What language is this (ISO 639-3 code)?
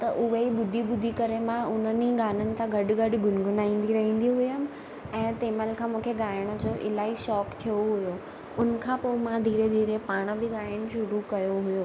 snd